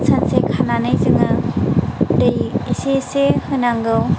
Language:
Bodo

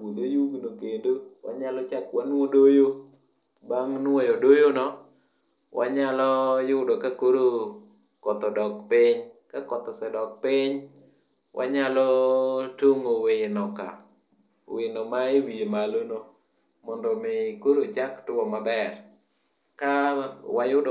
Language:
Luo (Kenya and Tanzania)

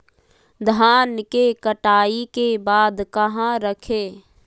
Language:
Magahi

